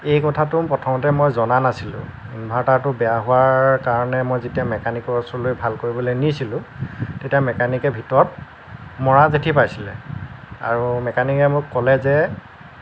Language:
Assamese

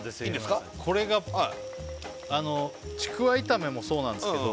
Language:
Japanese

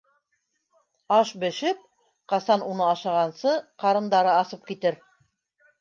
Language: Bashkir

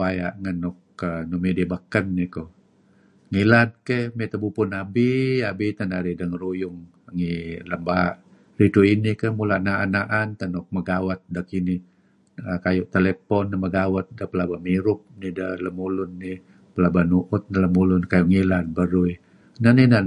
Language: Kelabit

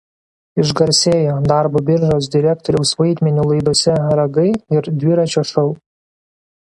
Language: Lithuanian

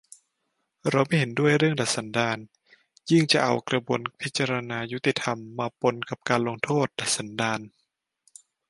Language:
Thai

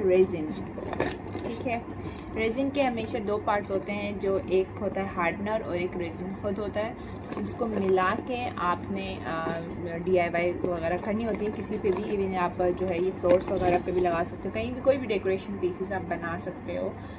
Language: Hindi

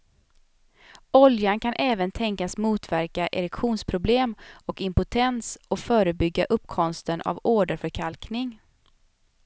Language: Swedish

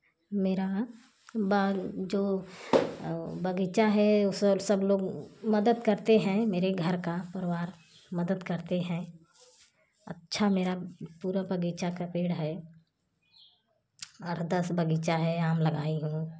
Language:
Hindi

